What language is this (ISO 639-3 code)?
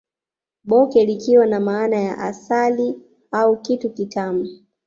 swa